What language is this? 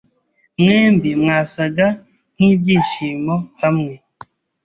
Kinyarwanda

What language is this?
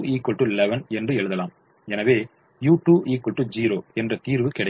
Tamil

